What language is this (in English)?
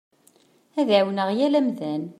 Kabyle